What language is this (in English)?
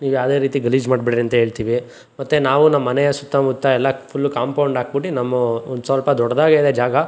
Kannada